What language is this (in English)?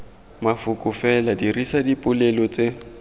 Tswana